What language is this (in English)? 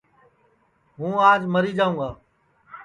Sansi